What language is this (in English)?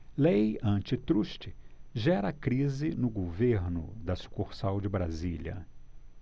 Portuguese